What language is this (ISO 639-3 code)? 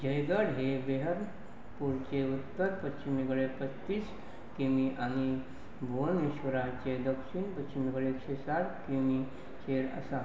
kok